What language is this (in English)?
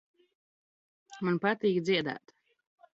Latvian